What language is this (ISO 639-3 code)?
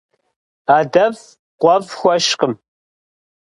kbd